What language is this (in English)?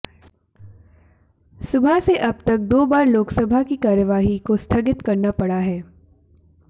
Hindi